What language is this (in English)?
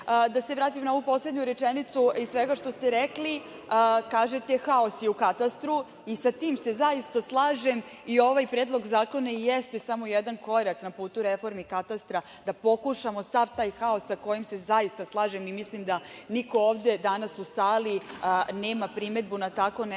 Serbian